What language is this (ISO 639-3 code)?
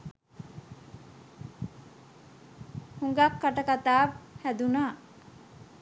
sin